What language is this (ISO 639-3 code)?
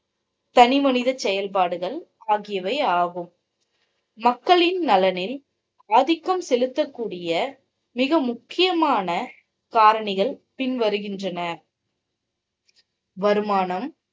tam